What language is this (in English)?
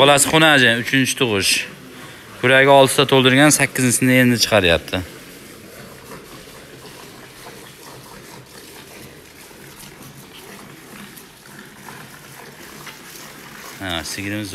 Turkish